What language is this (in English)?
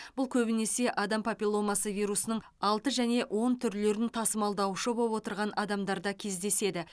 Kazakh